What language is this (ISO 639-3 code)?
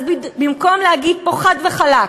heb